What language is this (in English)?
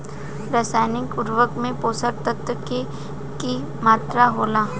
Bhojpuri